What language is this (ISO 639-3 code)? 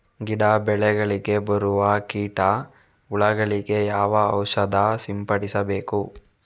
kan